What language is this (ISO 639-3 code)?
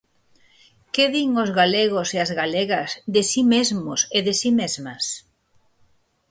glg